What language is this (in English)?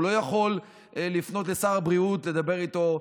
Hebrew